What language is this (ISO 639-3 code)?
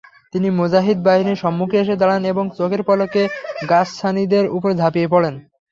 ben